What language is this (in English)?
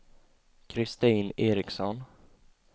Swedish